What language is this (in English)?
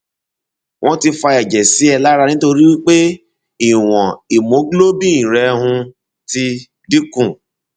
Yoruba